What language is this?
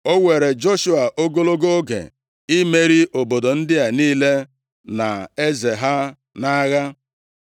Igbo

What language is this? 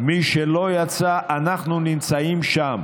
Hebrew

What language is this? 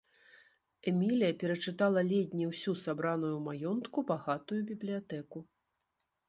Belarusian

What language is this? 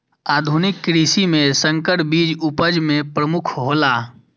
Maithili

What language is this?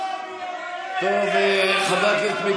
Hebrew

